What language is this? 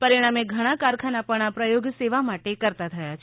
Gujarati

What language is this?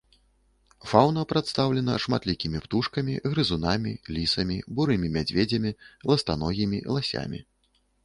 Belarusian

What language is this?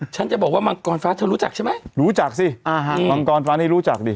Thai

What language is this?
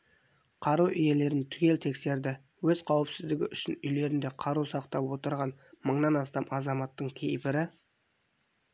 Kazakh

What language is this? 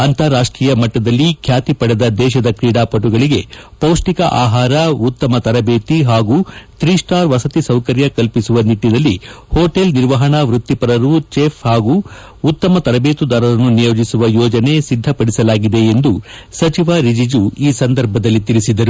Kannada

